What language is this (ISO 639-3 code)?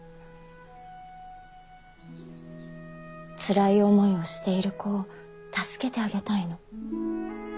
jpn